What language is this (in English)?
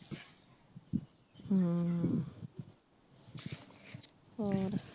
Punjabi